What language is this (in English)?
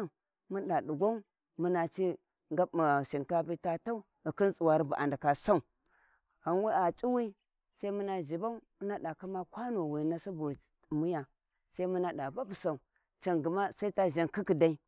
Warji